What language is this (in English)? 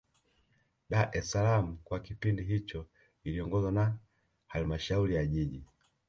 Swahili